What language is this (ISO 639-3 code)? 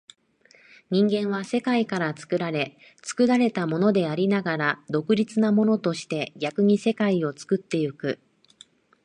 jpn